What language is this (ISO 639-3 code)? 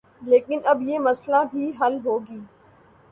urd